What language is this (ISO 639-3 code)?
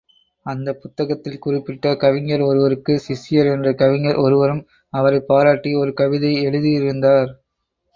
tam